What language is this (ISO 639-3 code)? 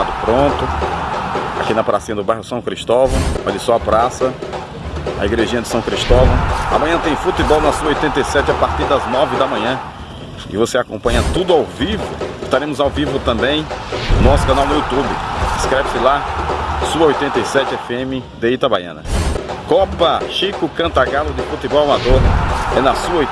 por